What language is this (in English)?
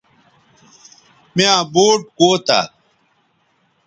Bateri